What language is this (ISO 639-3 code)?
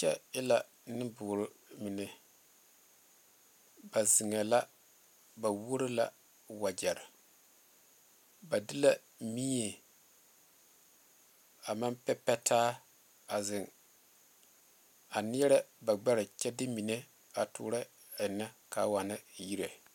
dga